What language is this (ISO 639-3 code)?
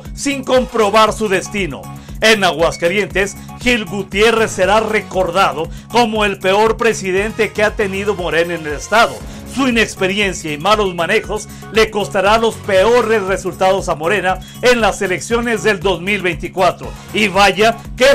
spa